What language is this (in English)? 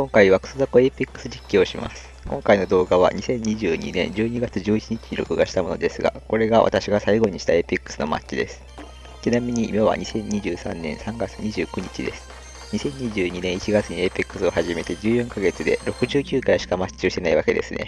Japanese